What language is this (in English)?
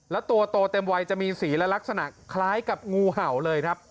Thai